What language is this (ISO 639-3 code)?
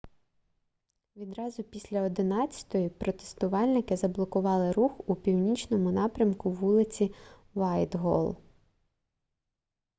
ukr